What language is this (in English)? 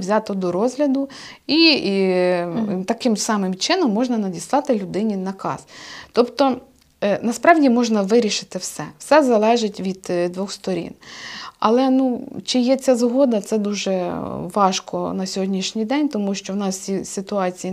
Ukrainian